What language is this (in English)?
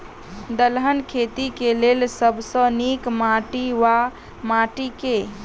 Maithili